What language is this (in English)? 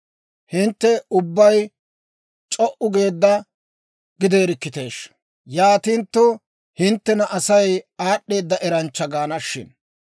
Dawro